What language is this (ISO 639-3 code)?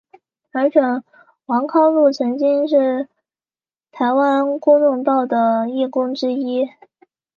zho